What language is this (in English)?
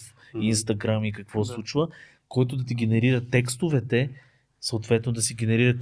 Bulgarian